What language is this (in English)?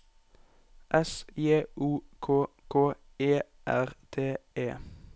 Norwegian